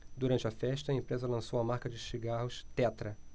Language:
Portuguese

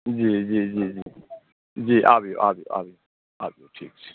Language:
Maithili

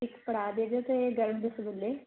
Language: Punjabi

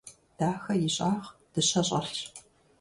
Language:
Kabardian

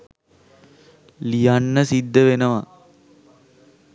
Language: Sinhala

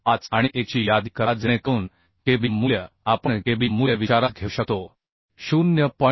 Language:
Marathi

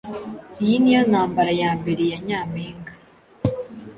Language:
Kinyarwanda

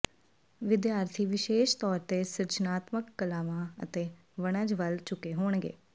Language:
Punjabi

